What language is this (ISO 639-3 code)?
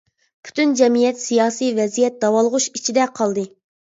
uig